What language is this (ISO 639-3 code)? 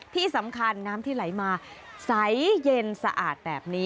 tha